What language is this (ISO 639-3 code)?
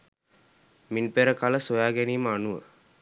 sin